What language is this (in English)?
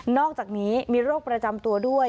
Thai